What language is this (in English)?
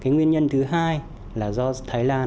Vietnamese